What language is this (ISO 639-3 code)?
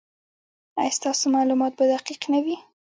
pus